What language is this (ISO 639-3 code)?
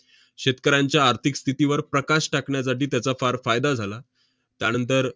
mar